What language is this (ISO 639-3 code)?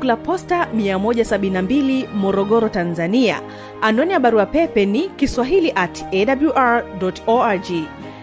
swa